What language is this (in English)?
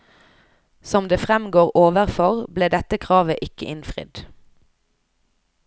Norwegian